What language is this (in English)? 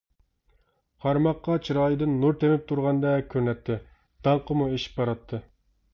Uyghur